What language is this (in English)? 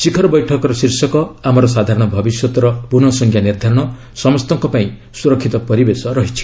Odia